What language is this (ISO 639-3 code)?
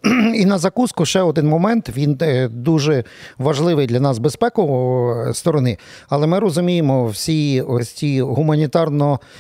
ukr